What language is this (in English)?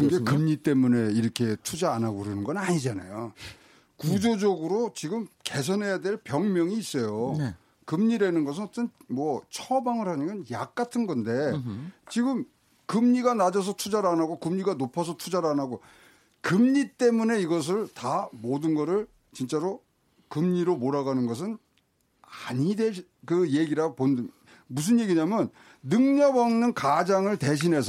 Korean